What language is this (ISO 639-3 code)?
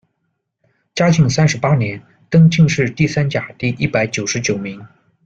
zho